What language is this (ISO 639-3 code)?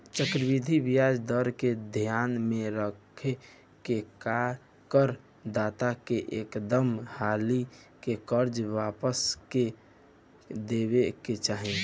bho